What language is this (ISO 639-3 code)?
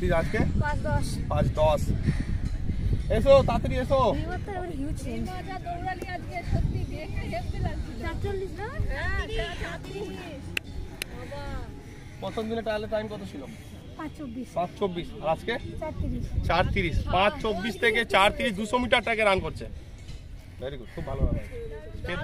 ron